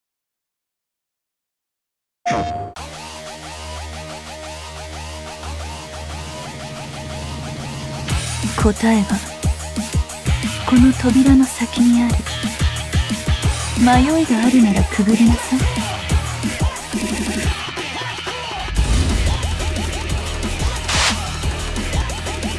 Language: Japanese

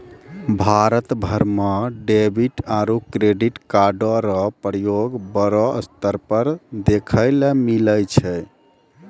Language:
Maithili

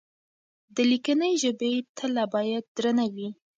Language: Pashto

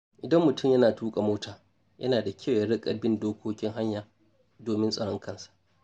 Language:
Hausa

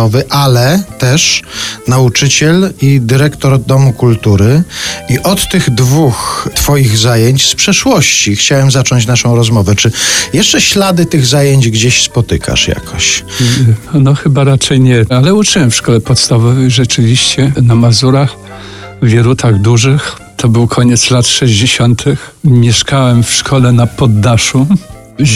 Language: Polish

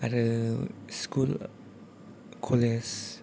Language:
Bodo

